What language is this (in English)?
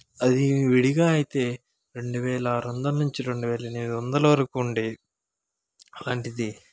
Telugu